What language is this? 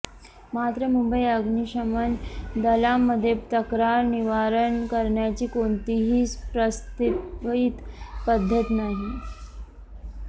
Marathi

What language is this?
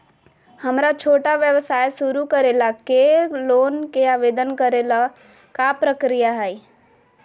Magahi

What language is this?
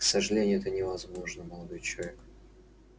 Russian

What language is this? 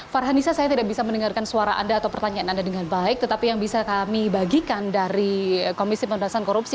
Indonesian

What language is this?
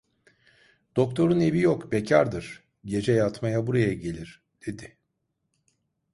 Turkish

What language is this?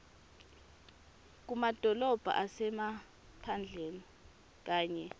Swati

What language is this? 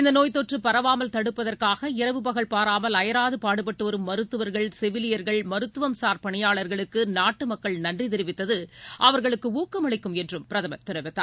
Tamil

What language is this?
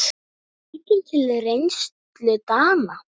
Icelandic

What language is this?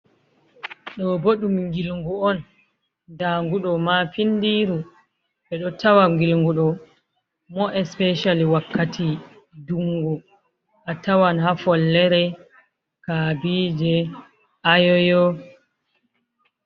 Fula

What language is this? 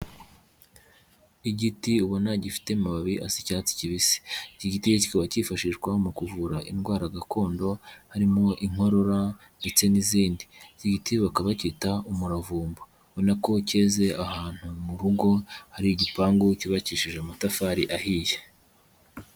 Kinyarwanda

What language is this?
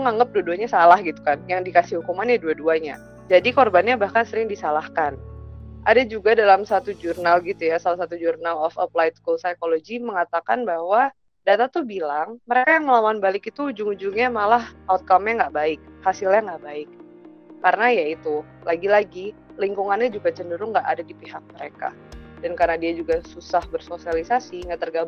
Indonesian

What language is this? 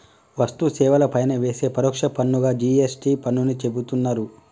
Telugu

